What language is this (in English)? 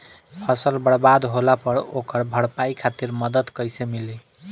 Bhojpuri